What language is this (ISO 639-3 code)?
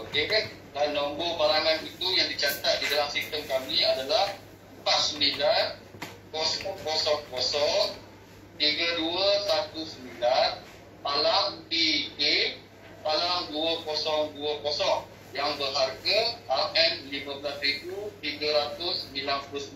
msa